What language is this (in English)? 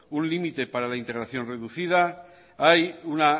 Spanish